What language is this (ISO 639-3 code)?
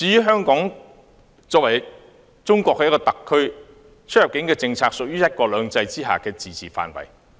yue